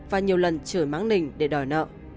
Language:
Vietnamese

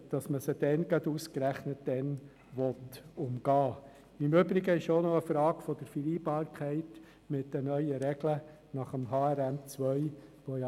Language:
Swiss German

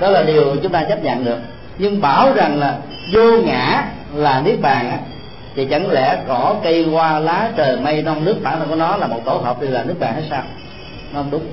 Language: Vietnamese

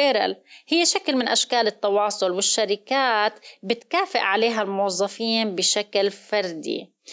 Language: Arabic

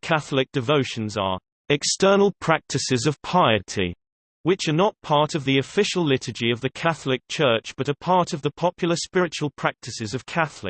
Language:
English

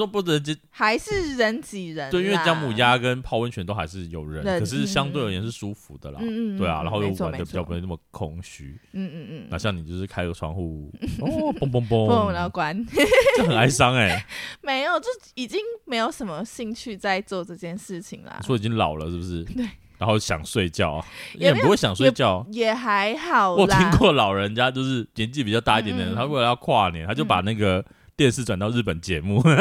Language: Chinese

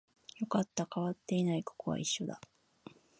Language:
Japanese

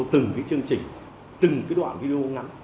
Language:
Vietnamese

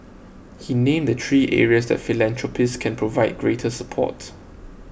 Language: English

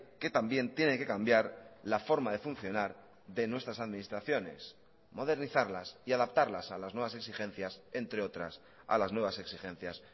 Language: Spanish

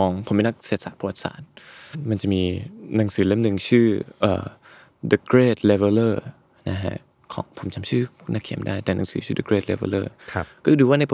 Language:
Thai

